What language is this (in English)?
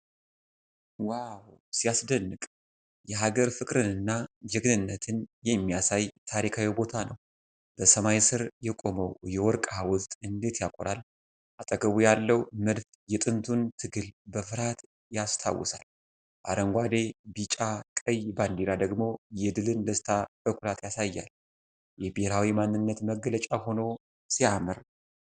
Amharic